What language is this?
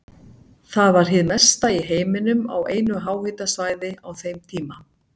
Icelandic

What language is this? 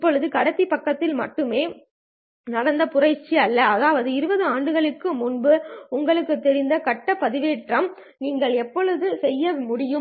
Tamil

